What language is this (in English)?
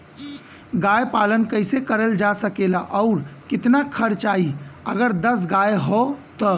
Bhojpuri